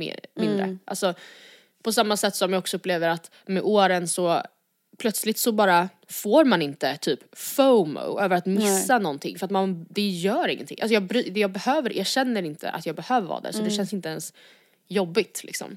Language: Swedish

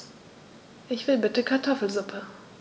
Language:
German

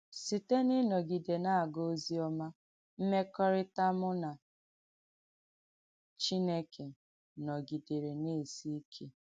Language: Igbo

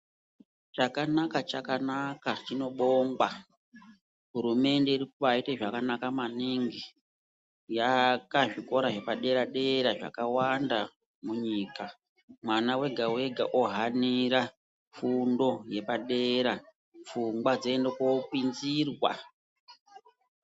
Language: Ndau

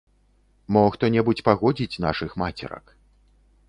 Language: Belarusian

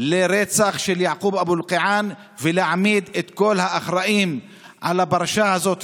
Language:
Hebrew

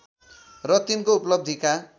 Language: Nepali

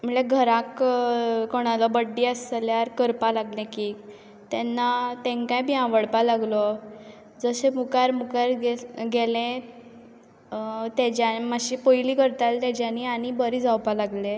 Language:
Konkani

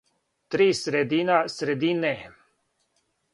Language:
Serbian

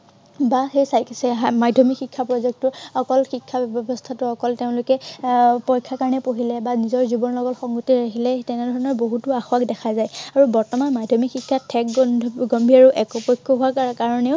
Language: Assamese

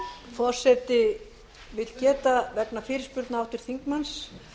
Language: Icelandic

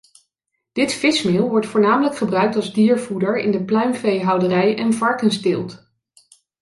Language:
Dutch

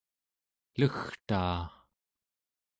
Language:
Central Yupik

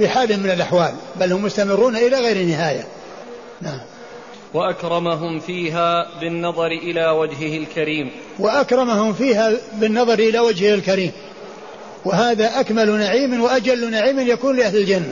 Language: Arabic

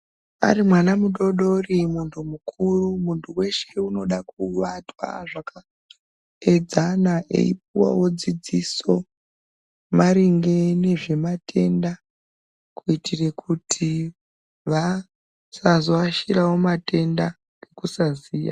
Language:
Ndau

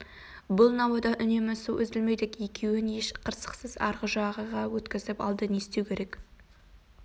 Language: Kazakh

